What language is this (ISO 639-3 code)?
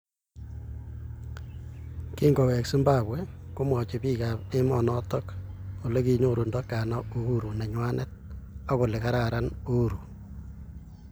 kln